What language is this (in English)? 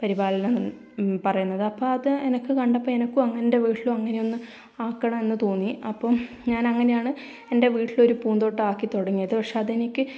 Malayalam